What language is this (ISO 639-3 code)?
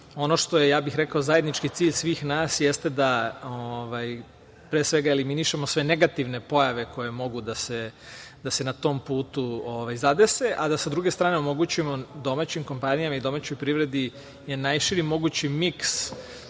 srp